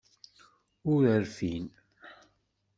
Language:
Kabyle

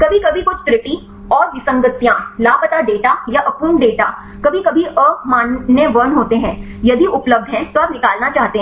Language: Hindi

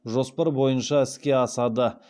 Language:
Kazakh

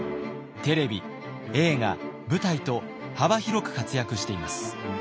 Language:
Japanese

